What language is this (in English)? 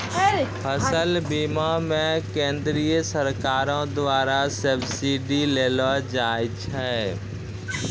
Maithili